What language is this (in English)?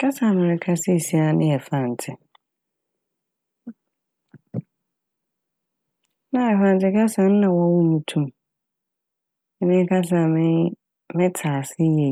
Akan